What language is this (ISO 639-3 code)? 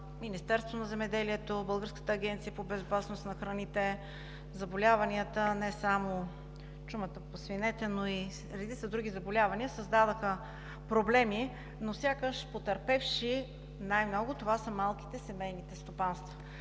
bul